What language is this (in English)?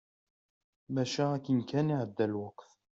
Kabyle